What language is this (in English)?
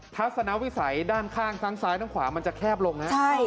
Thai